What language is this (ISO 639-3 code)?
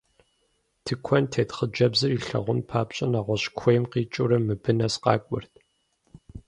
kbd